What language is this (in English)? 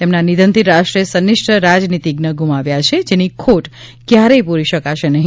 Gujarati